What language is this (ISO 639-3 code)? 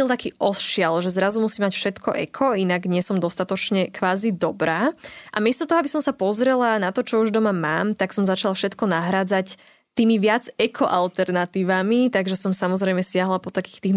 slk